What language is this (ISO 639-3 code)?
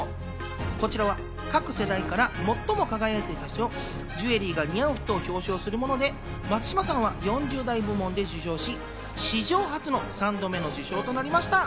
jpn